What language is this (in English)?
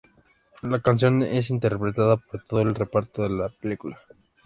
Spanish